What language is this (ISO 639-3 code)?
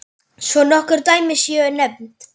isl